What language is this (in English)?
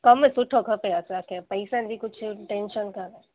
Sindhi